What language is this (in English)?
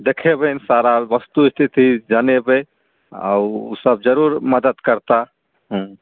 Maithili